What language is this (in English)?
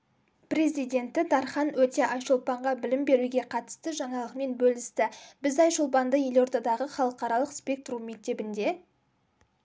Kazakh